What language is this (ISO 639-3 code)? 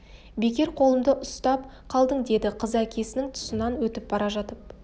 kaz